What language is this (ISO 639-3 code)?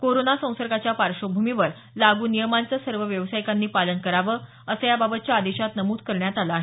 mar